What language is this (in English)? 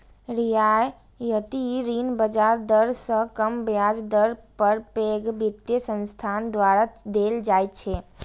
Maithili